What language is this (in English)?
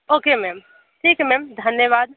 Hindi